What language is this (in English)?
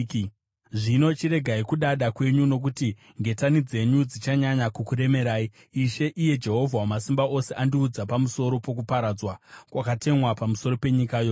Shona